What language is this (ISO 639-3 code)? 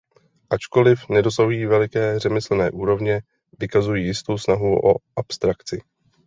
ces